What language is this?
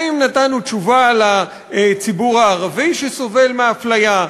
Hebrew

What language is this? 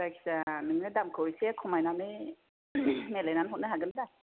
Bodo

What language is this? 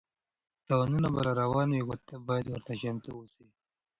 Pashto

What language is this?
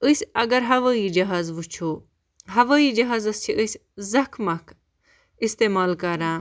Kashmiri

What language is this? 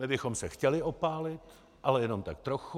Czech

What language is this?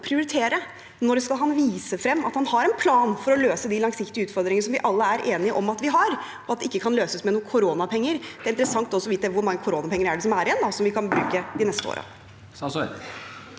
Norwegian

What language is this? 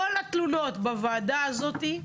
Hebrew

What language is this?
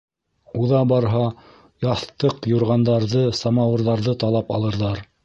Bashkir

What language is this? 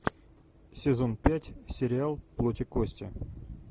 Russian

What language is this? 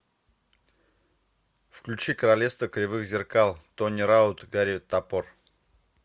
Russian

